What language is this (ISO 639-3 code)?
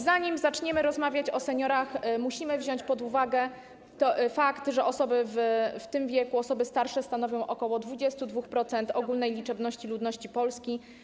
pol